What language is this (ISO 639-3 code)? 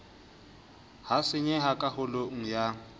sot